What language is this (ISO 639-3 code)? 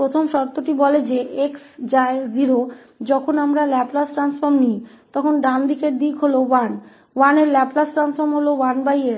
hin